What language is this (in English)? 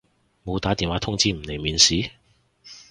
Cantonese